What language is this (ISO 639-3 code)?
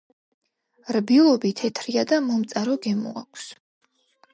kat